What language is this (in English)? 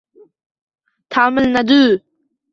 Uzbek